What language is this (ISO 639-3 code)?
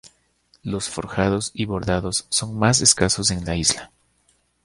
spa